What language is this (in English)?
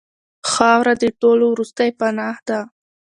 Pashto